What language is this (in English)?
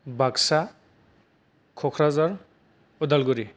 Bodo